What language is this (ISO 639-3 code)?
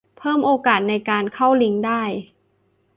tha